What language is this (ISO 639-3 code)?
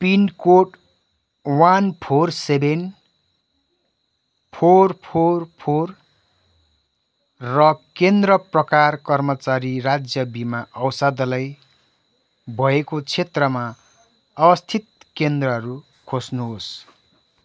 nep